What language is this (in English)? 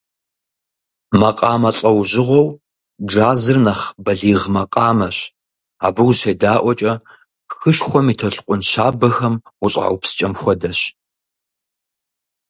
Kabardian